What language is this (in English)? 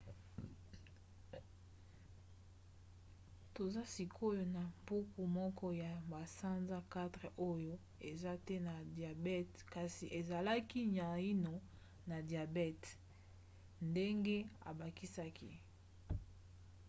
Lingala